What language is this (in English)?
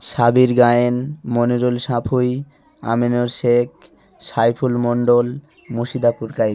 Bangla